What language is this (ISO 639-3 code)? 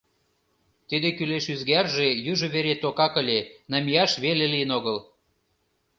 chm